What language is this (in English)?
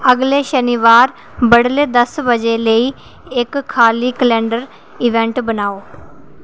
Dogri